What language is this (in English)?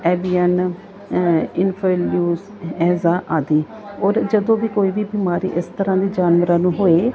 Punjabi